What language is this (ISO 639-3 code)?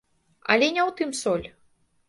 bel